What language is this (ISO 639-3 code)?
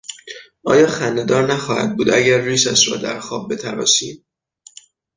fas